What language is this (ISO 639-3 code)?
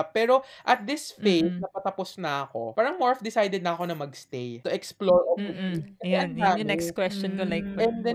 fil